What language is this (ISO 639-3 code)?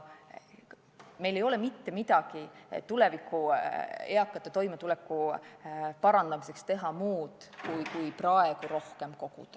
est